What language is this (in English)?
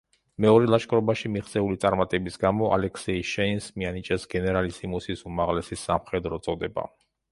Georgian